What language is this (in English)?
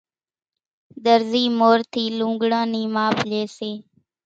Kachi Koli